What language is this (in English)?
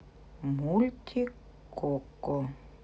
Russian